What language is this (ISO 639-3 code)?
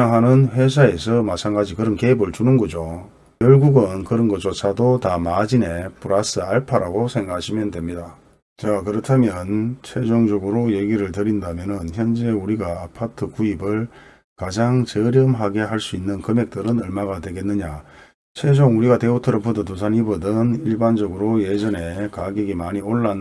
kor